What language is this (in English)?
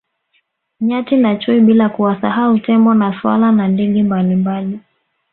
Swahili